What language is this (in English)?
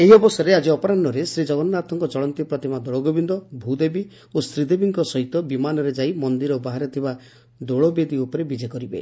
Odia